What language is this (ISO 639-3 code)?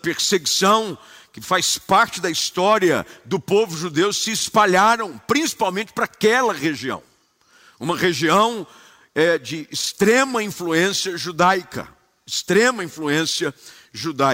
por